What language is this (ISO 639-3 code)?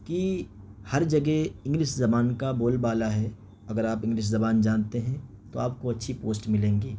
urd